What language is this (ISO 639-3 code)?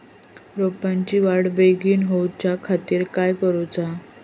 mar